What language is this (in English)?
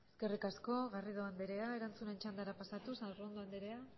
Basque